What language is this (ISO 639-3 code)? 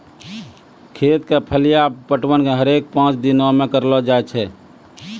mai